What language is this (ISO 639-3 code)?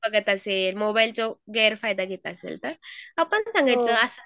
mar